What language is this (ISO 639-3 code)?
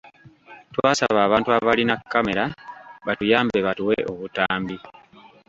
lug